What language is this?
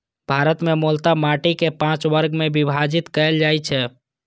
Maithili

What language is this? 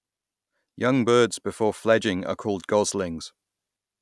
English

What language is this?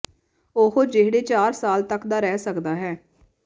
Punjabi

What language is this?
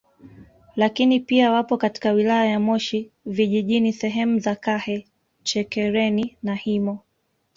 Swahili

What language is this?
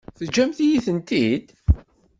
Kabyle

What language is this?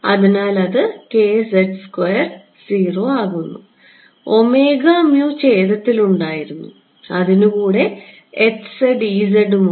Malayalam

